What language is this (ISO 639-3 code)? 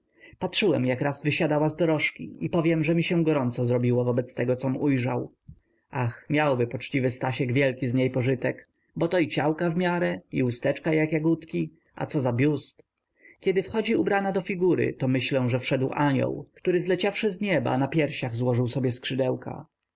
pol